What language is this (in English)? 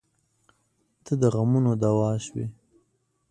Pashto